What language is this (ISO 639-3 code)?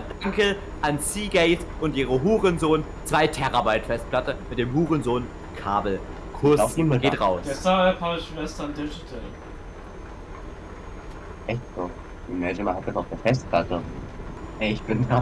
deu